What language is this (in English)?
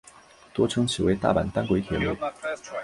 Chinese